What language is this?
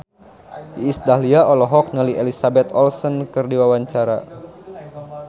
Sundanese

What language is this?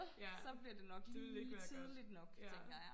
Danish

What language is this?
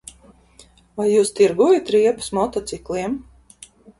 Latvian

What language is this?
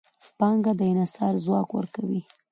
Pashto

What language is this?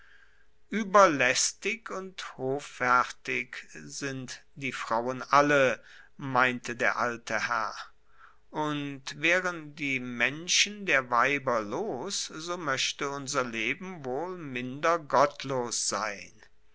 German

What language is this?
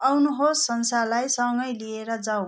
Nepali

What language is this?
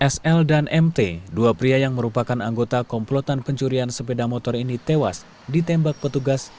Indonesian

